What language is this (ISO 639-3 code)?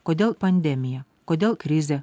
lit